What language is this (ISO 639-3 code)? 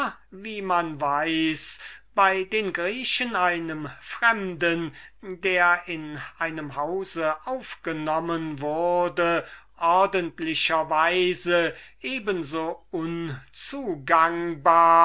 deu